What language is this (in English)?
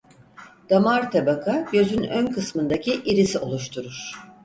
Turkish